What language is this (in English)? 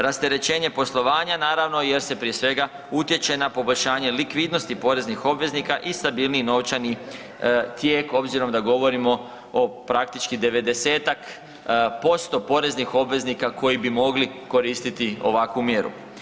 Croatian